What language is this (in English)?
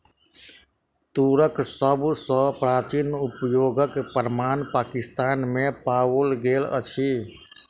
Maithili